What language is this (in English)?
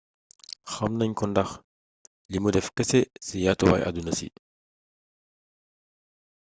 Wolof